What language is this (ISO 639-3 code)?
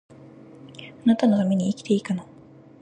jpn